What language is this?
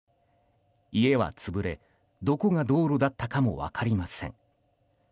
Japanese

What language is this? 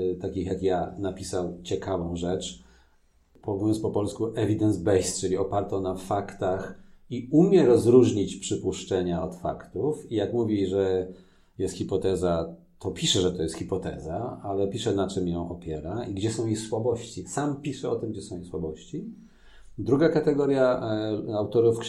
Polish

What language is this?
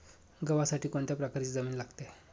Marathi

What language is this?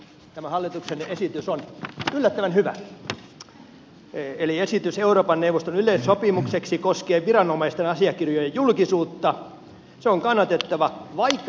Finnish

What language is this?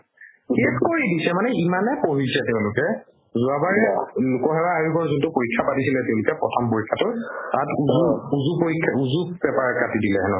Assamese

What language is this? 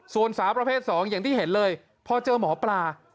Thai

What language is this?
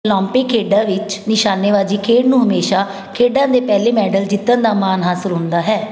Punjabi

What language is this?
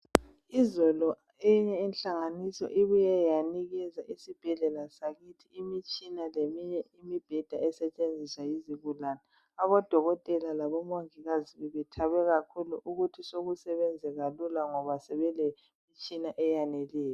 North Ndebele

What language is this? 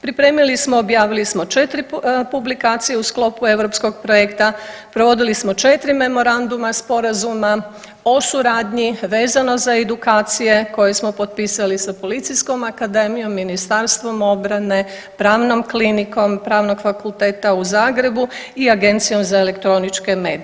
Croatian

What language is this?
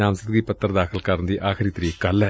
Punjabi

